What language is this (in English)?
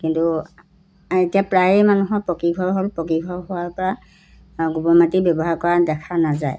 Assamese